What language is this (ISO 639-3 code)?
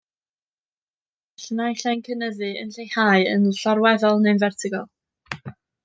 cym